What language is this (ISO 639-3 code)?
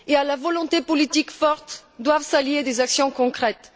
fra